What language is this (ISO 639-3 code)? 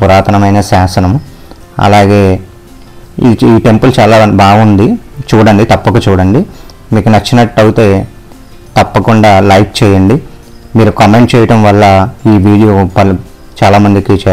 tel